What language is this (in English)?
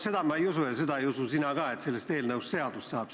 Estonian